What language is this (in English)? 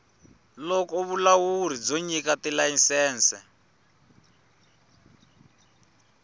Tsonga